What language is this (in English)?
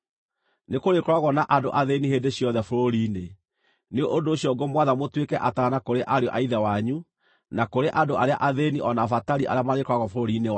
Kikuyu